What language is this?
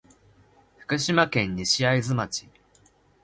Japanese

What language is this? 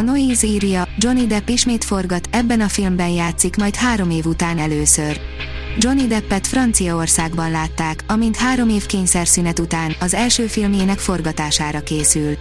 Hungarian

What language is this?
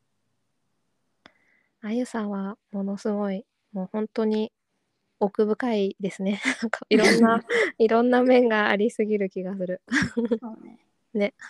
Japanese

